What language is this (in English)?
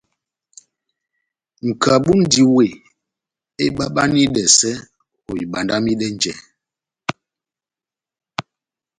Batanga